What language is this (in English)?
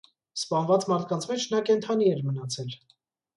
Armenian